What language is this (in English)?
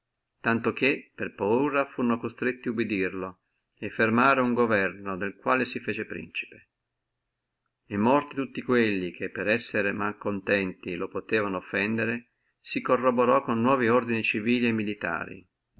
Italian